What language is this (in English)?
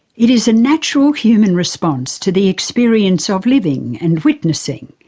English